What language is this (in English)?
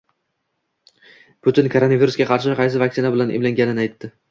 Uzbek